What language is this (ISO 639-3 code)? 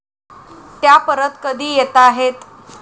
mar